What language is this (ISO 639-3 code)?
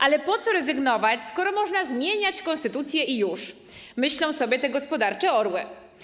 pol